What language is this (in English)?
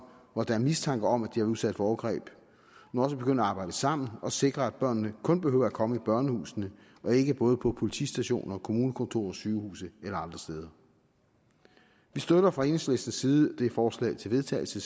Danish